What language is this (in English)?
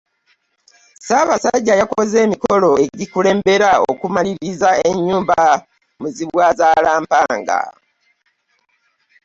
Ganda